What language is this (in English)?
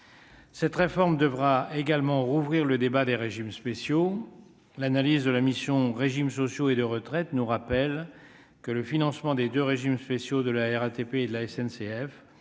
French